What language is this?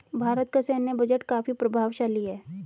Hindi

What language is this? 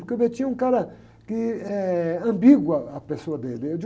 Portuguese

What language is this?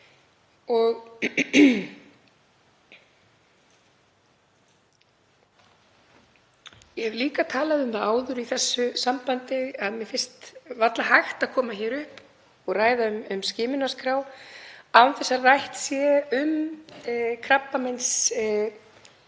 Icelandic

